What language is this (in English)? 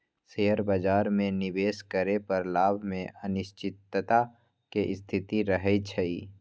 Magahi